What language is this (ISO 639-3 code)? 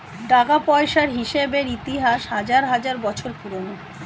ben